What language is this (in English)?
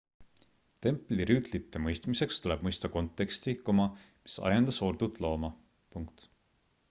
Estonian